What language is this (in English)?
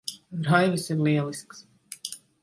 Latvian